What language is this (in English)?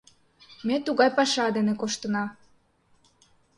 Mari